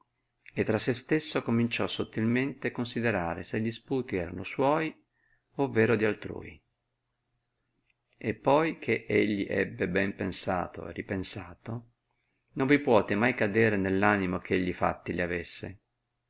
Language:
Italian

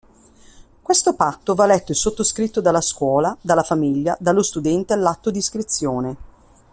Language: Italian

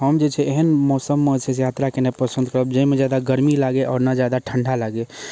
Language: Maithili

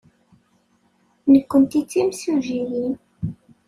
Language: Kabyle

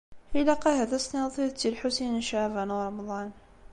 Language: Kabyle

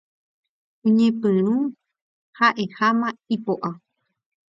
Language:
Guarani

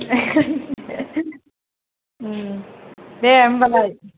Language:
Bodo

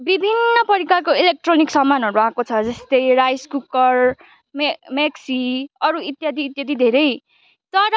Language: Nepali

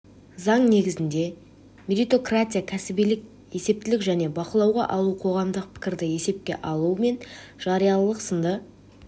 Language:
Kazakh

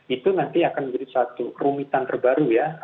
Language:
Indonesian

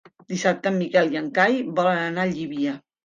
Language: Catalan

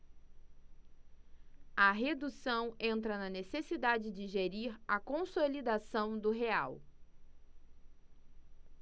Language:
Portuguese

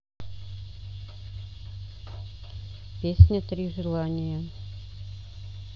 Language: Russian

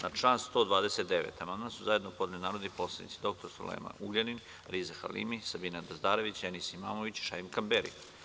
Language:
Serbian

